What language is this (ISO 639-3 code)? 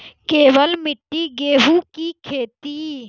mai